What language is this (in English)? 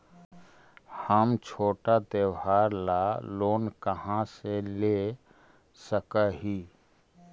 Magahi